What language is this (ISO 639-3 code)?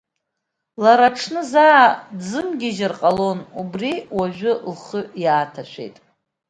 abk